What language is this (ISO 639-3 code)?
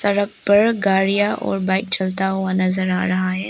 hin